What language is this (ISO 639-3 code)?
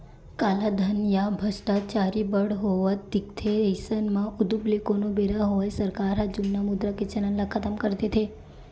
hne